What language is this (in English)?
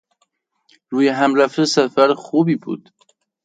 Persian